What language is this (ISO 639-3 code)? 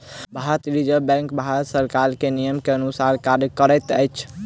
mai